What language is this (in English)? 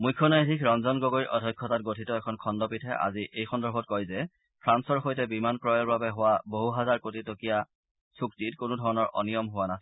Assamese